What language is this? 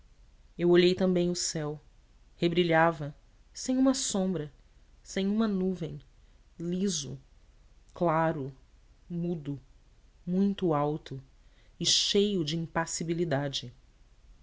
Portuguese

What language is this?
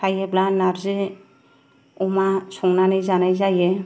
Bodo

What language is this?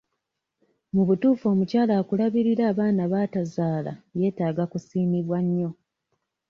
Ganda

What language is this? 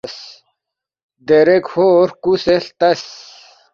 Balti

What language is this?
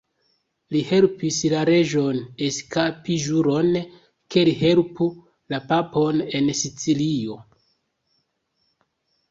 Esperanto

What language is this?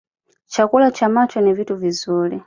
Swahili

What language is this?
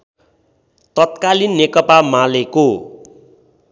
Nepali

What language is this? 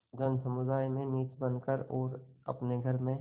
Hindi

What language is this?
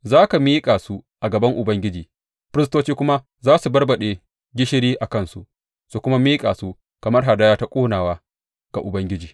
Hausa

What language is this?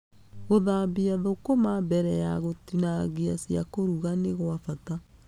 Kikuyu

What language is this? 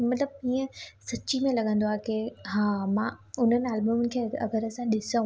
Sindhi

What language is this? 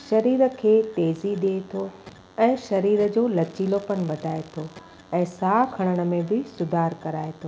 Sindhi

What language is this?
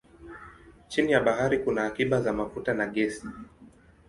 Swahili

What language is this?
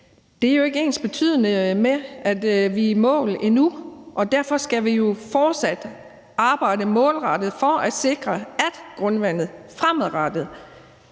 Danish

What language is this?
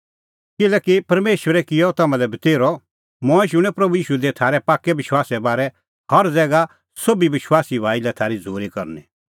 Kullu Pahari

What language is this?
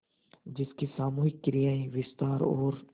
Hindi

